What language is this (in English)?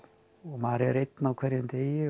Icelandic